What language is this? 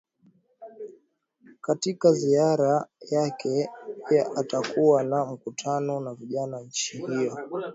Swahili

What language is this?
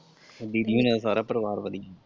Punjabi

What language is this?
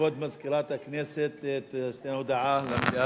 Hebrew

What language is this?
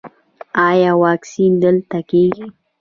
Pashto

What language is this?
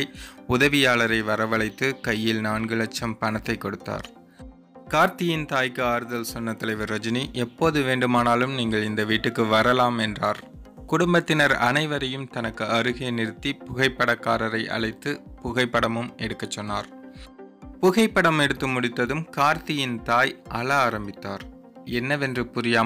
Romanian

